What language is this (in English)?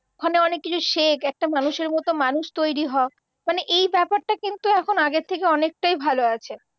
Bangla